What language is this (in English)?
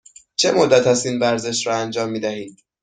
Persian